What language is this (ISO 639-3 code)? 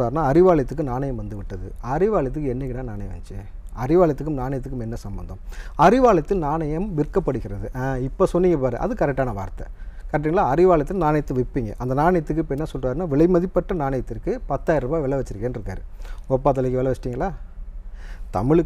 kor